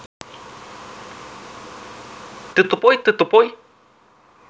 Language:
Russian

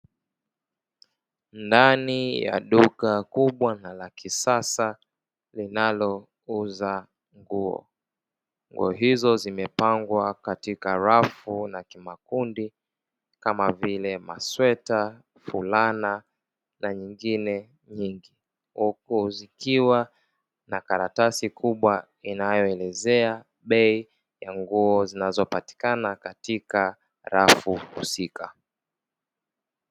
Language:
Swahili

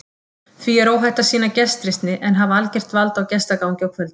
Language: Icelandic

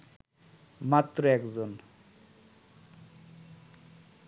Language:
Bangla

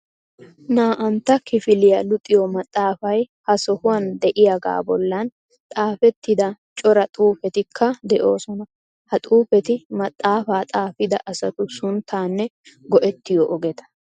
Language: Wolaytta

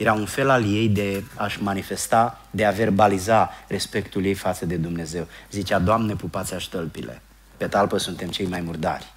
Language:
Romanian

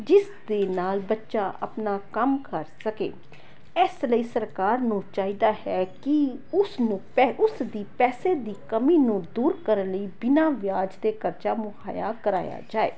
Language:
Punjabi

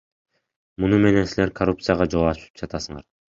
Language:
Kyrgyz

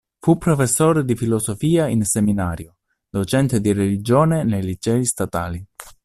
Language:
Italian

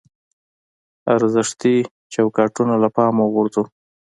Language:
Pashto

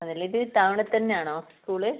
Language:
Malayalam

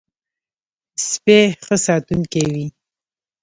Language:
Pashto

